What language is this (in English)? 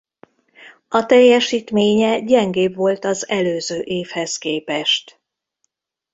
Hungarian